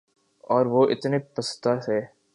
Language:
Urdu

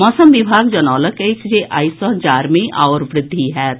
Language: Maithili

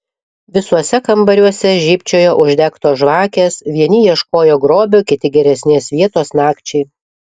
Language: Lithuanian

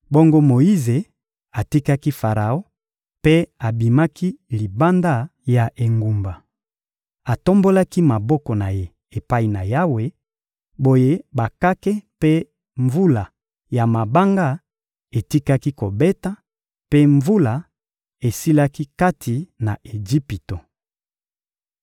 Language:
Lingala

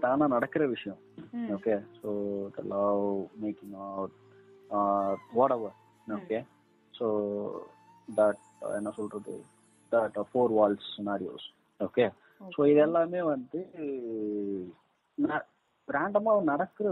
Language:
Tamil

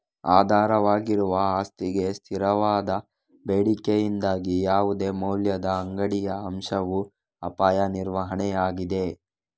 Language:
Kannada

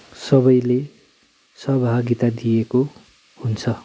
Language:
Nepali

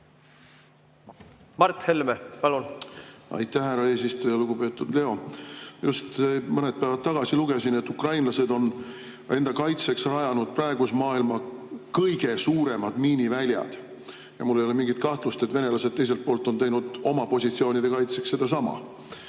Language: Estonian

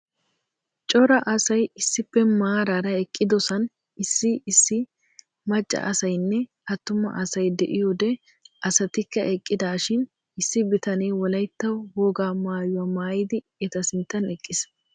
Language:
Wolaytta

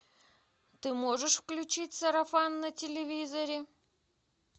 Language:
Russian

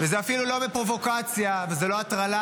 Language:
Hebrew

